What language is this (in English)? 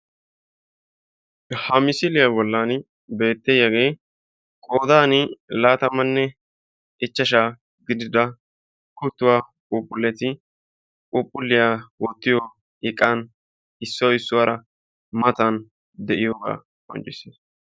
Wolaytta